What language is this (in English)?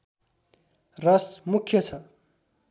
Nepali